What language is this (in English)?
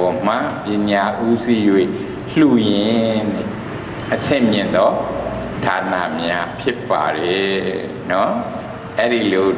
Thai